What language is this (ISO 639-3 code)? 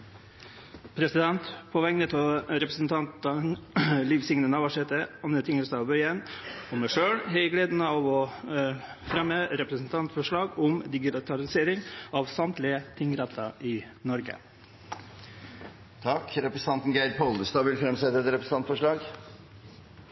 nno